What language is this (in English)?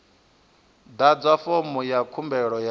Venda